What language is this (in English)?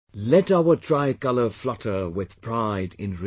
English